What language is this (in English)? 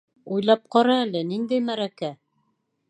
Bashkir